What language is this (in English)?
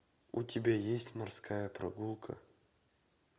Russian